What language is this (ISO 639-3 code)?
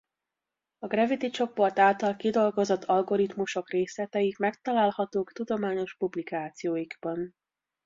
hun